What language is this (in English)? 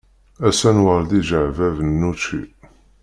Kabyle